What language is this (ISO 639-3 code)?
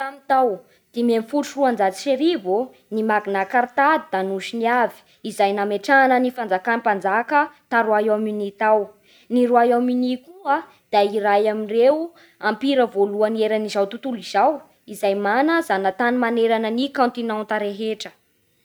bhr